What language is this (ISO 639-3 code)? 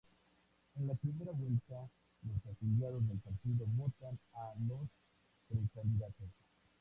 spa